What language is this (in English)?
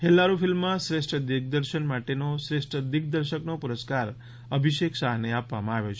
Gujarati